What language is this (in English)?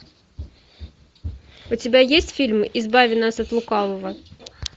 Russian